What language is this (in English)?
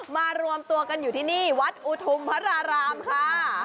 Thai